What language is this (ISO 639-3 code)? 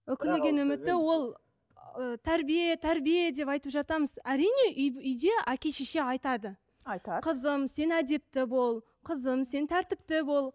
kaz